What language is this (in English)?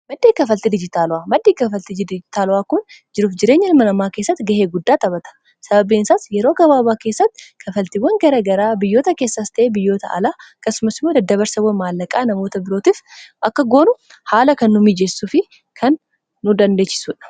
Oromo